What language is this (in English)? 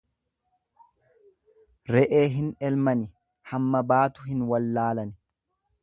Oromo